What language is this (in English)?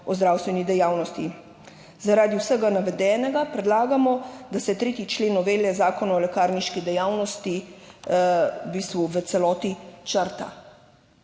Slovenian